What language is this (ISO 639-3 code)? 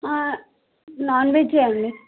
tel